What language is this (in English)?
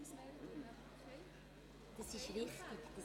Swiss German